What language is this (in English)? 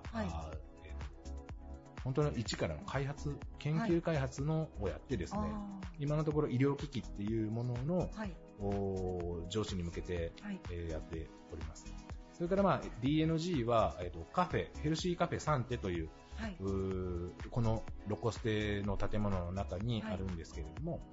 Japanese